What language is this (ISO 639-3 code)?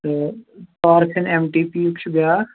kas